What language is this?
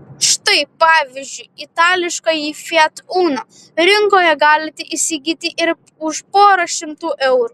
Lithuanian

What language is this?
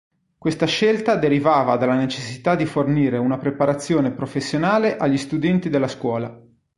Italian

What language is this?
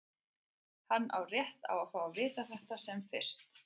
Icelandic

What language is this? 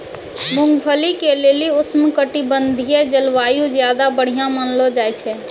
Maithili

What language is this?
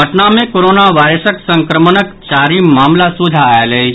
Maithili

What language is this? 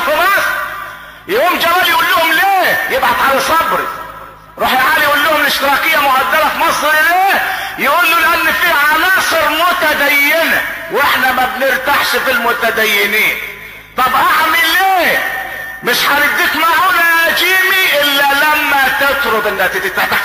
Arabic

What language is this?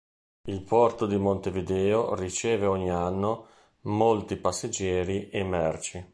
Italian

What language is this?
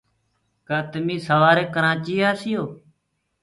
Gurgula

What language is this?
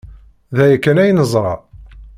Kabyle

